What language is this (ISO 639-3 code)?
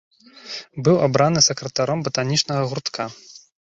bel